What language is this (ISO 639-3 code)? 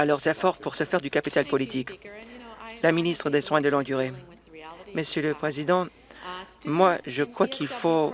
fra